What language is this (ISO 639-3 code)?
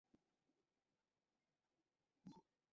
ben